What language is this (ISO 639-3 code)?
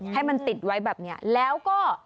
tha